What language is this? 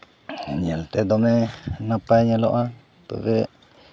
Santali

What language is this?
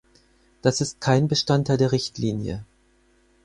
German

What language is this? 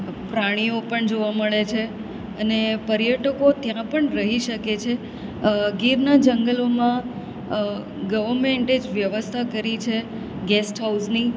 Gujarati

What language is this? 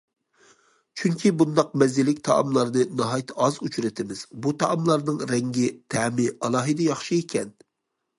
Uyghur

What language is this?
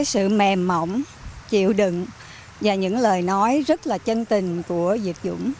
Vietnamese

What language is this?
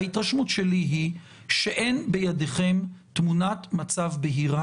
Hebrew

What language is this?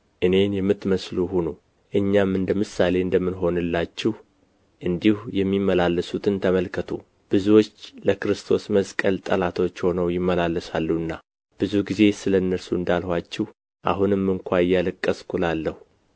Amharic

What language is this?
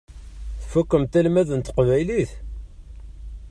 Kabyle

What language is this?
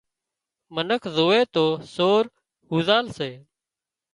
Wadiyara Koli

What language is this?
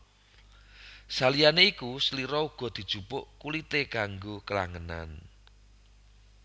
Javanese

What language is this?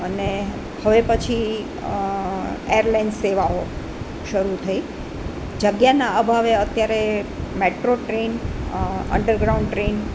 Gujarati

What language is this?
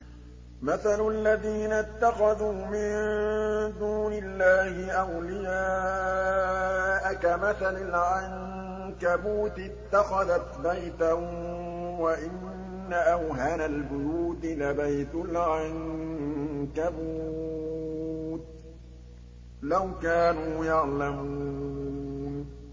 Arabic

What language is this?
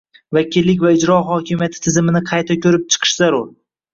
Uzbek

